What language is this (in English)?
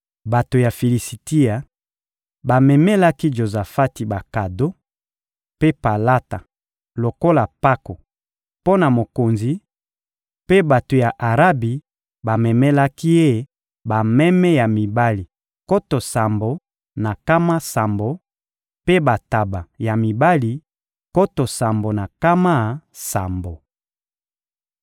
Lingala